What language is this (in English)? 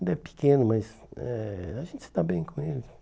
Portuguese